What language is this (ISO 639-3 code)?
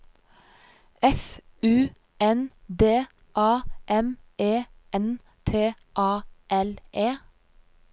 nor